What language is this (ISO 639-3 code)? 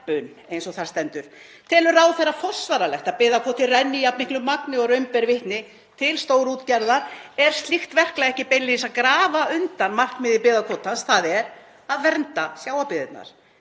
isl